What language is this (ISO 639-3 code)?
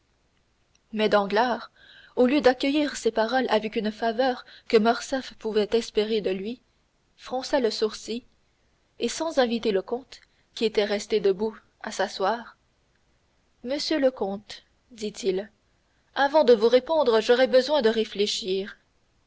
fra